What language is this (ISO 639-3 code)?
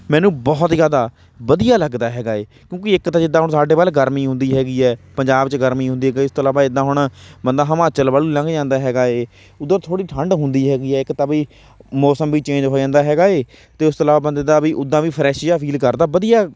pan